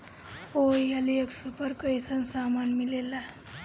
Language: Bhojpuri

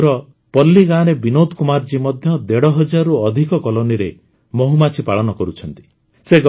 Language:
Odia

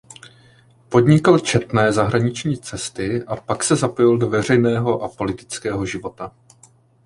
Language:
Czech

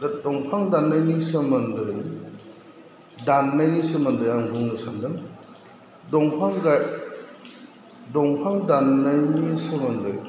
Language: Bodo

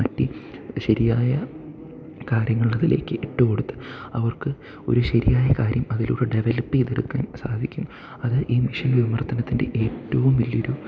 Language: Malayalam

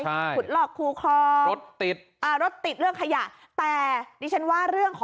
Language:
Thai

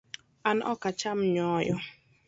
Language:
Luo (Kenya and Tanzania)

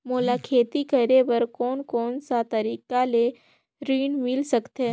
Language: Chhattisgarhi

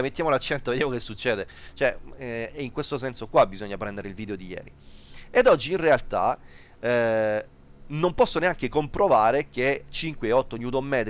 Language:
Italian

